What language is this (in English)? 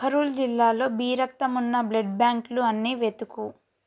Telugu